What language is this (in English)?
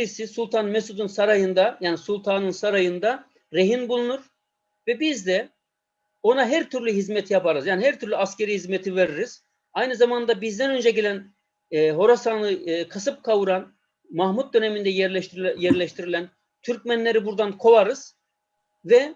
Turkish